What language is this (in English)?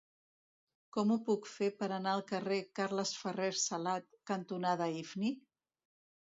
Catalan